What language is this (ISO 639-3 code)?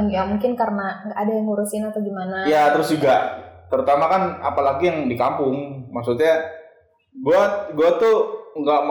ind